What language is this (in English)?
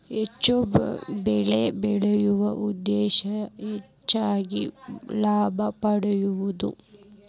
Kannada